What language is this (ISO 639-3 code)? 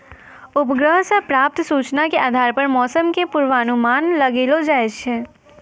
mai